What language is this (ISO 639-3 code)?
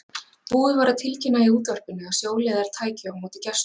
isl